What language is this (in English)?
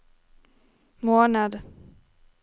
Norwegian